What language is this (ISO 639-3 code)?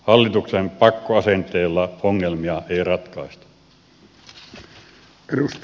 fin